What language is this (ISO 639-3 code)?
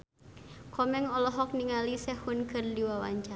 sun